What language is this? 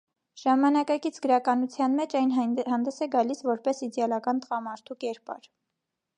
Armenian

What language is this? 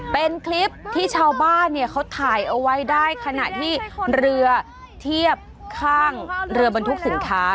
Thai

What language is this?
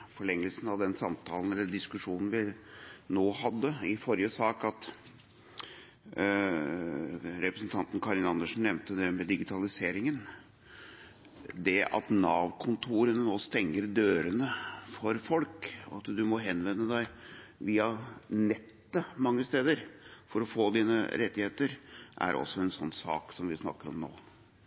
Norwegian Bokmål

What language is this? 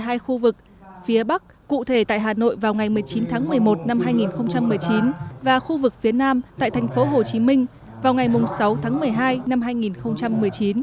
Vietnamese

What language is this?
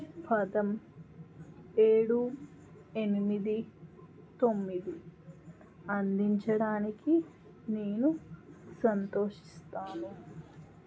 Telugu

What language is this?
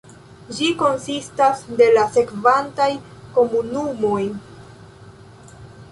Esperanto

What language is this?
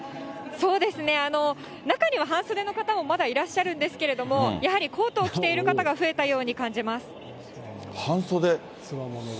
Japanese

